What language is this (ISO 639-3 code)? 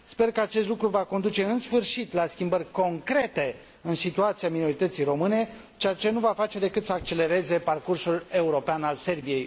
ron